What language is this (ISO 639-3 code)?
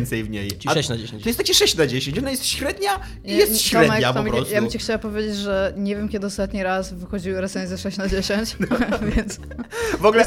pol